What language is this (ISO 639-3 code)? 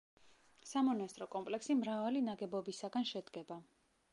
kat